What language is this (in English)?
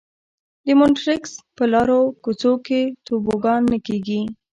Pashto